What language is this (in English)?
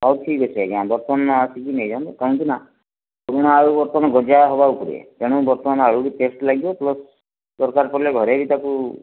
Odia